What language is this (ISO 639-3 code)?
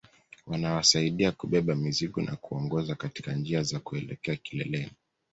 swa